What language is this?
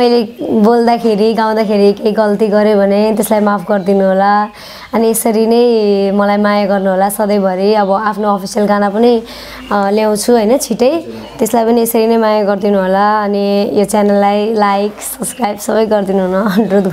Korean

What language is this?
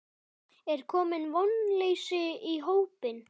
Icelandic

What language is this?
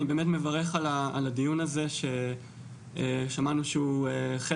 Hebrew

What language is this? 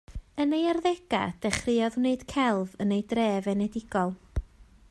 Welsh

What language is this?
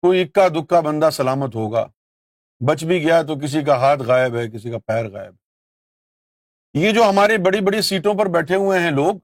Urdu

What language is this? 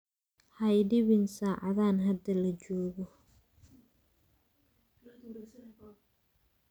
Somali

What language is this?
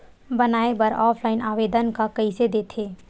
Chhattisgarhi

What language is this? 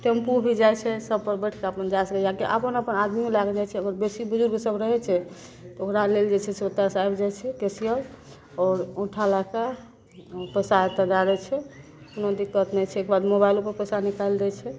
Maithili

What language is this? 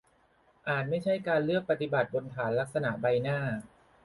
Thai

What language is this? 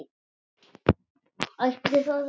Icelandic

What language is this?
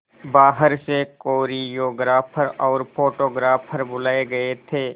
Hindi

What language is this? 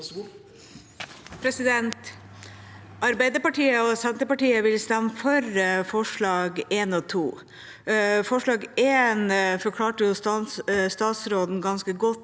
Norwegian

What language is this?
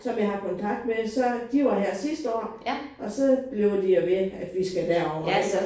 Danish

